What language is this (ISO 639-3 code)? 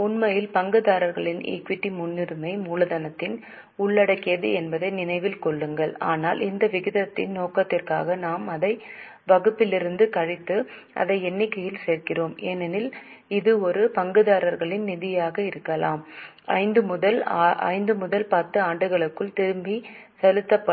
tam